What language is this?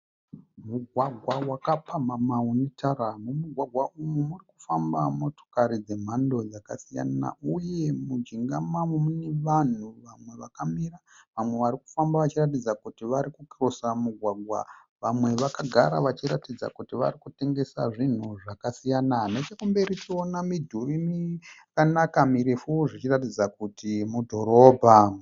Shona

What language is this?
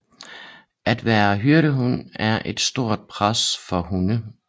Danish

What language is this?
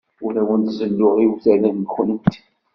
Kabyle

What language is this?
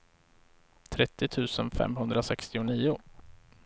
Swedish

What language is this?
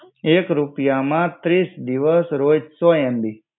Gujarati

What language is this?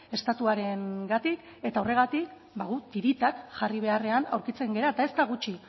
Basque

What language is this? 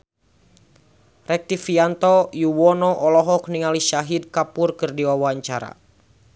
Sundanese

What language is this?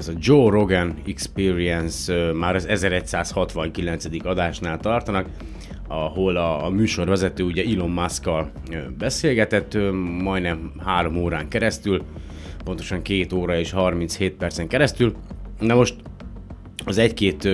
Hungarian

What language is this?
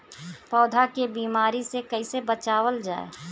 Bhojpuri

